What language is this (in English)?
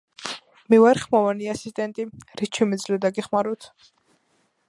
Georgian